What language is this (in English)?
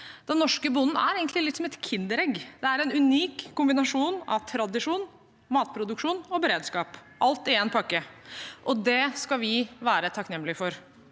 Norwegian